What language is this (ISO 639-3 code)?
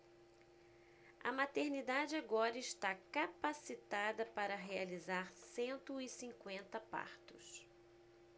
por